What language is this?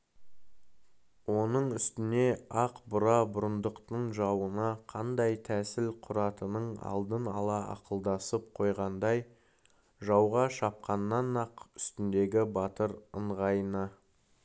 Kazakh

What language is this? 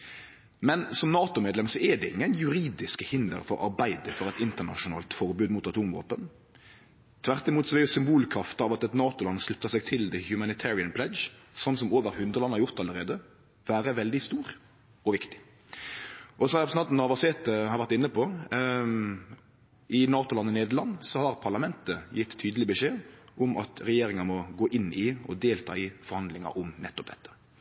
Norwegian Nynorsk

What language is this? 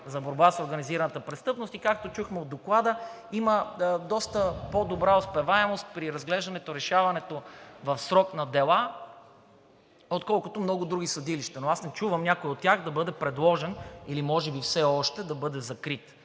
Bulgarian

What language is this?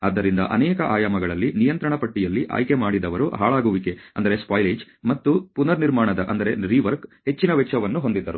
Kannada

